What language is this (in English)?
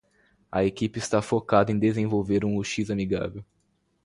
Portuguese